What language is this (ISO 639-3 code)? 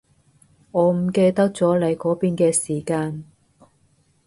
yue